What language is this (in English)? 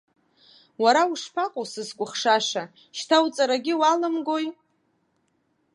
Abkhazian